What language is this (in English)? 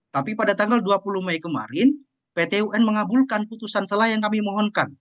Indonesian